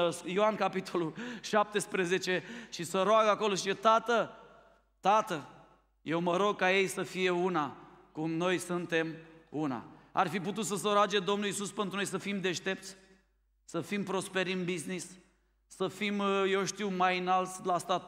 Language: Romanian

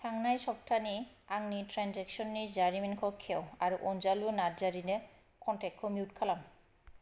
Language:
Bodo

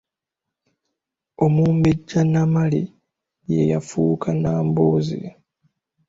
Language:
Ganda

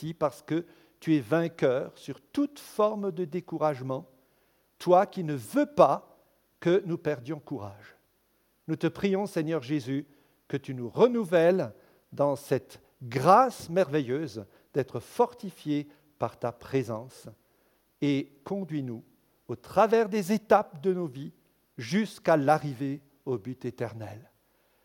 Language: French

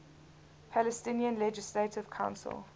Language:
English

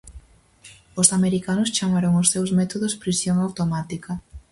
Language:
Galician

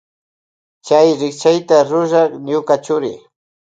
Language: Loja Highland Quichua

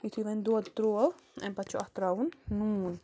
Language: Kashmiri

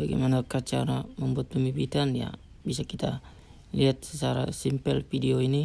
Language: Indonesian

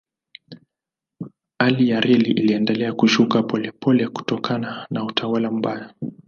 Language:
Swahili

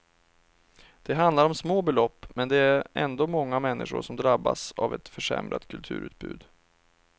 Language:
Swedish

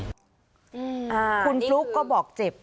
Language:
Thai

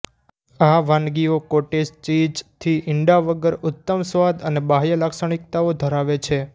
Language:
Gujarati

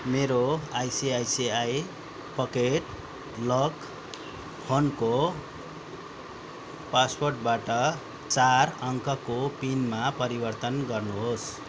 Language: Nepali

